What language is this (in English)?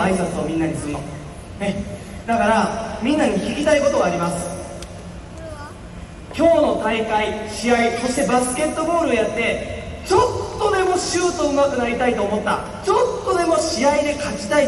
Japanese